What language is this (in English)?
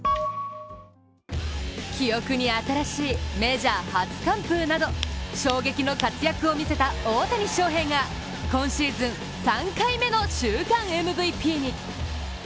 Japanese